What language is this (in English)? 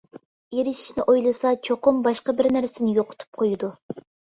Uyghur